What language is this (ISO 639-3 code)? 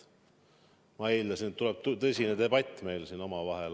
est